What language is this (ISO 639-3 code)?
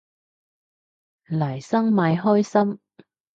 yue